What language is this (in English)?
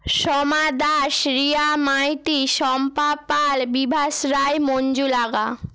Bangla